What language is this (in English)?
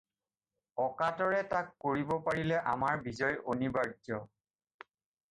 Assamese